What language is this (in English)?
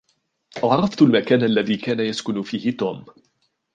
Arabic